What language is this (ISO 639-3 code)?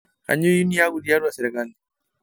mas